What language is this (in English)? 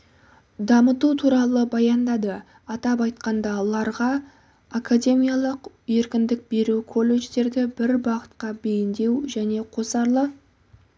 Kazakh